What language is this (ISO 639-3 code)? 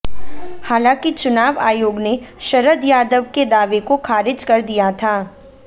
hin